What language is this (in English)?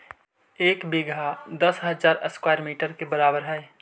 Magahi